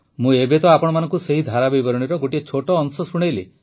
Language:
Odia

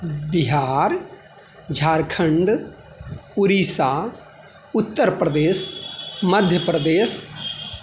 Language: Maithili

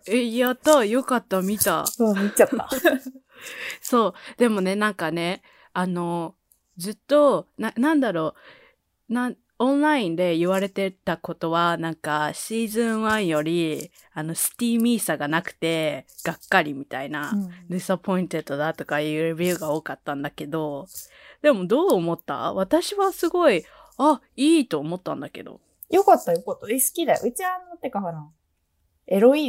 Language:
Japanese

